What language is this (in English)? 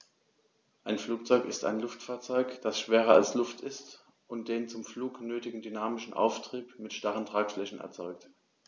German